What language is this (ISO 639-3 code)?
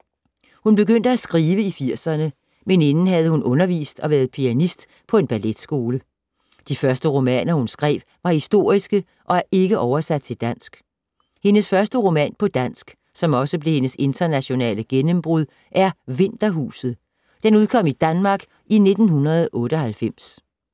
dan